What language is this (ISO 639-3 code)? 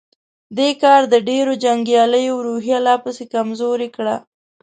pus